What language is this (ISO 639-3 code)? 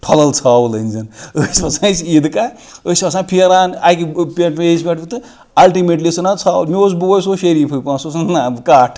kas